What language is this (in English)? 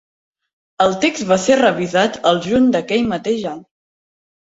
Catalan